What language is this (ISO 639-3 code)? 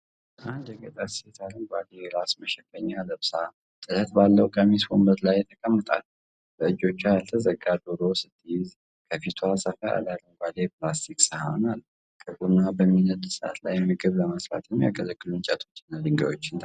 amh